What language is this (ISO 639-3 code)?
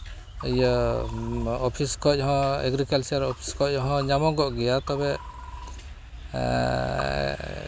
sat